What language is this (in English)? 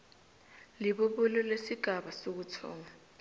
South Ndebele